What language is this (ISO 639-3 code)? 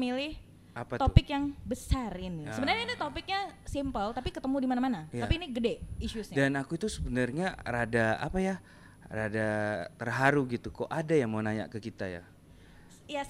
ind